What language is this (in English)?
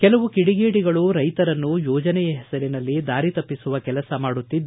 Kannada